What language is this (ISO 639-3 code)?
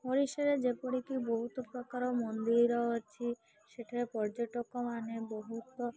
ori